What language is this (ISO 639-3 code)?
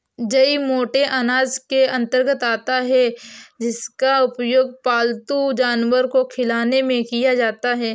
hin